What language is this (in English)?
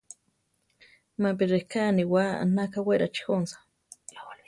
Central Tarahumara